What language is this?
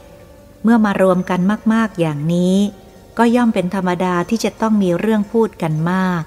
Thai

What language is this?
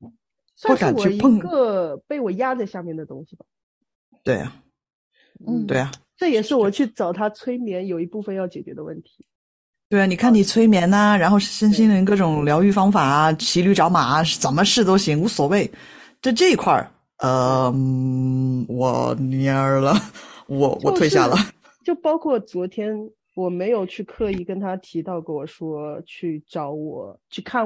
Chinese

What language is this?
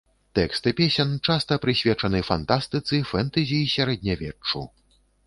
Belarusian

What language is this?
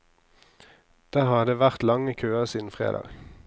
Norwegian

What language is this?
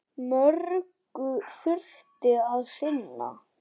Icelandic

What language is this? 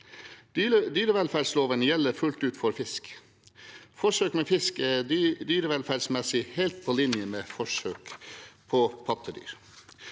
Norwegian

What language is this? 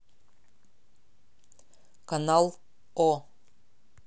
Russian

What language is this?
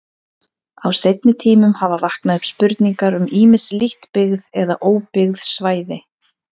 Icelandic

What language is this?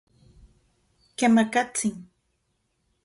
Central Puebla Nahuatl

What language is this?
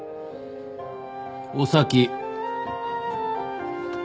Japanese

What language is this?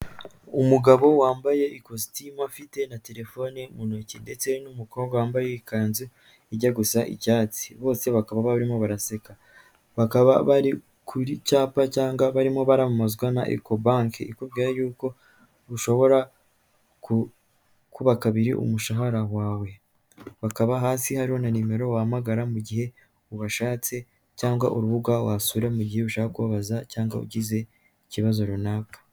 Kinyarwanda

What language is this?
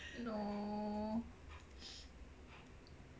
English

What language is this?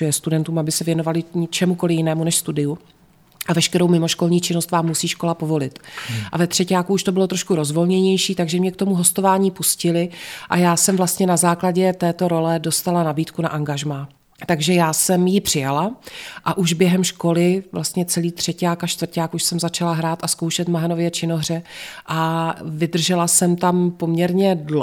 Czech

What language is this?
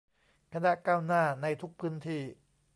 Thai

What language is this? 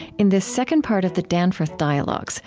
English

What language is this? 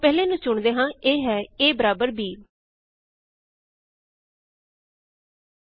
Punjabi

